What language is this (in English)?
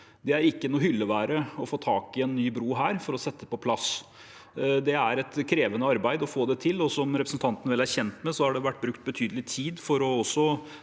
Norwegian